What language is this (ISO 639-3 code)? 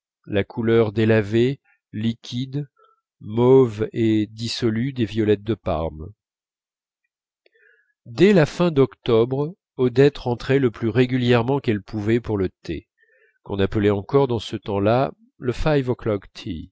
fra